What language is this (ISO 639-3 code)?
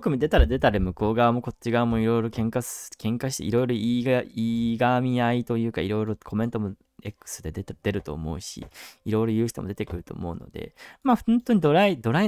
jpn